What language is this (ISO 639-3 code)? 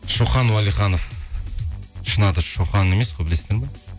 kaz